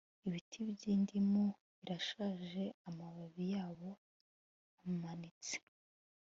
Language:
Kinyarwanda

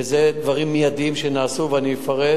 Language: Hebrew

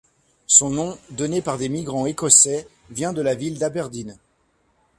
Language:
French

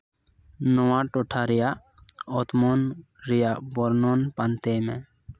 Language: Santali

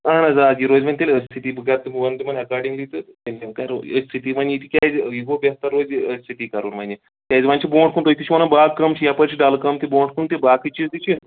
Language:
Kashmiri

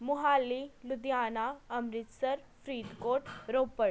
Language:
Punjabi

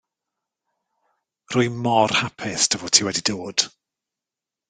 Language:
Welsh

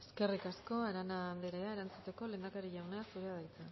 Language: Basque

